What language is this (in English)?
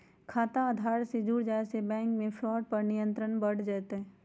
Magahi